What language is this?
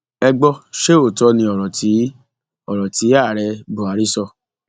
Yoruba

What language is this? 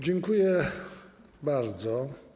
Polish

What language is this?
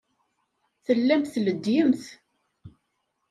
Kabyle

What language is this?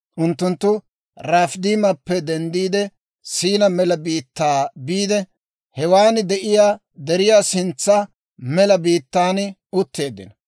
Dawro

